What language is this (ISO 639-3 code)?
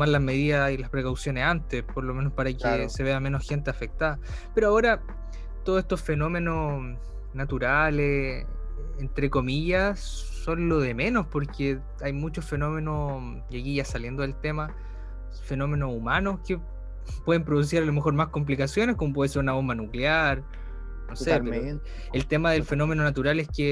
spa